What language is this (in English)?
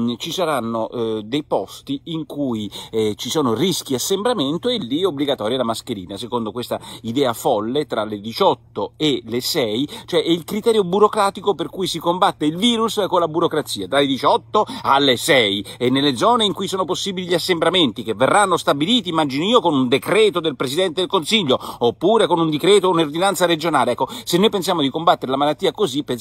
Italian